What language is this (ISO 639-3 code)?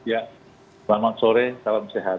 ind